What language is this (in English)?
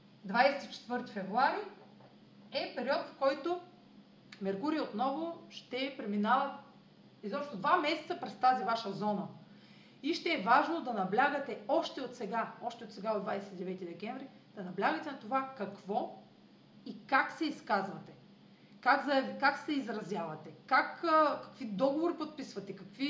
Bulgarian